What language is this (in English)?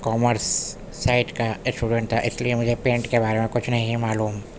Urdu